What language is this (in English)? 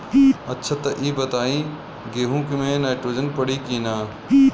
Bhojpuri